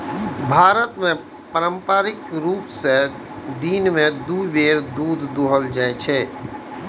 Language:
Maithili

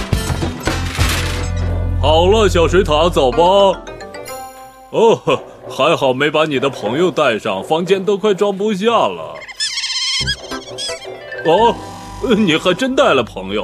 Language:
Chinese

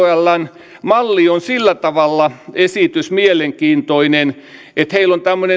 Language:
Finnish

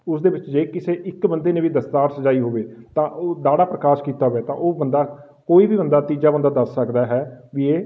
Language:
Punjabi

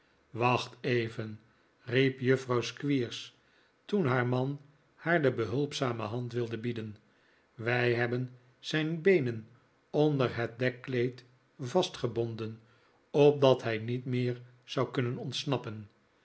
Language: Dutch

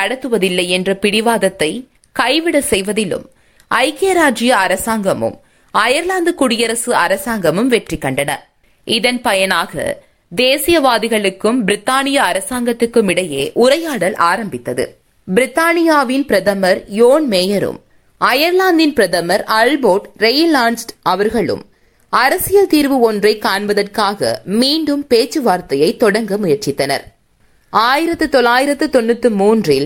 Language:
Tamil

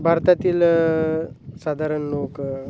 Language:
Marathi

